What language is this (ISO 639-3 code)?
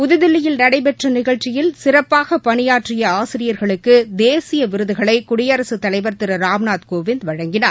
tam